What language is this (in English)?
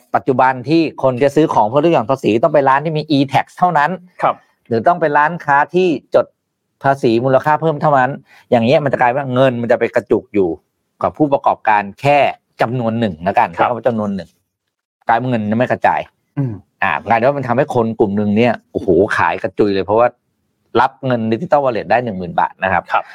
Thai